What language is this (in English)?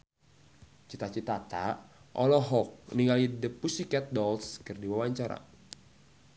Sundanese